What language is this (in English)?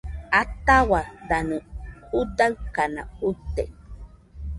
Nüpode Huitoto